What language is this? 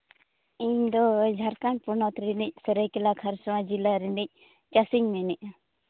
Santali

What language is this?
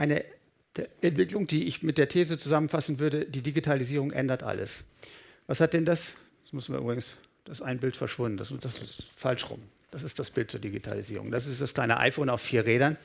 German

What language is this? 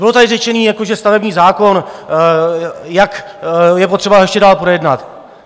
Czech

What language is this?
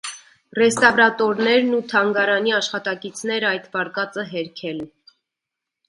Armenian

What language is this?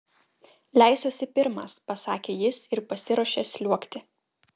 Lithuanian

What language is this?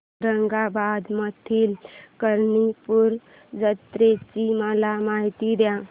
Marathi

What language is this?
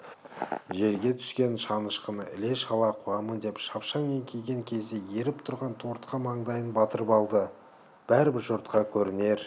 Kazakh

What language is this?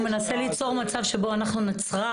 Hebrew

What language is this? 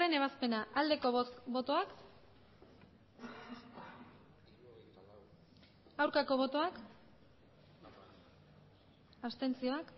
Basque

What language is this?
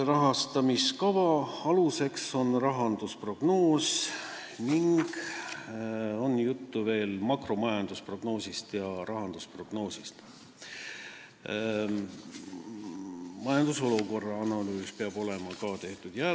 Estonian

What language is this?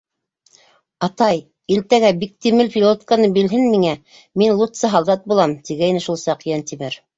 Bashkir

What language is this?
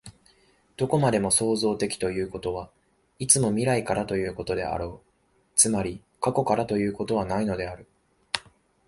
Japanese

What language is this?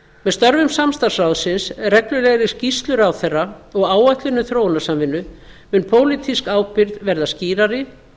Icelandic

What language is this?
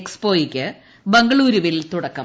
Malayalam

